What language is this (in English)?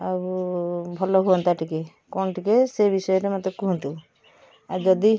Odia